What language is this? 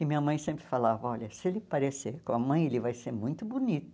Portuguese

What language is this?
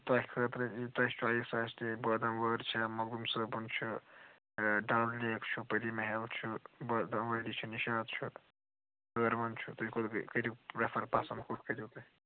Kashmiri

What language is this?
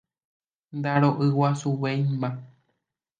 Guarani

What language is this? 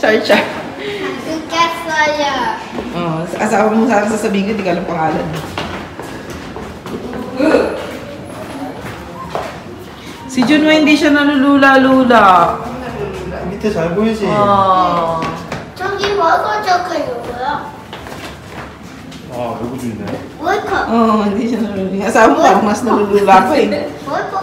Filipino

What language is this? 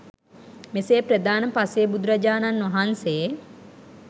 Sinhala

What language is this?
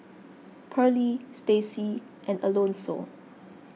English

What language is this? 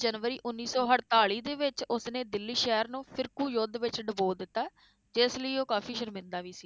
Punjabi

